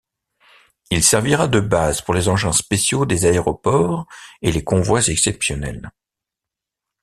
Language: French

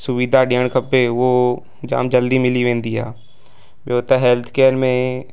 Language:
Sindhi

